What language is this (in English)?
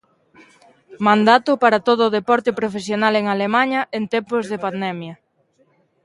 Galician